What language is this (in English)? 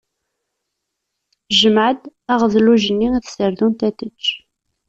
Kabyle